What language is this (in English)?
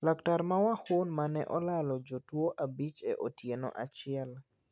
Luo (Kenya and Tanzania)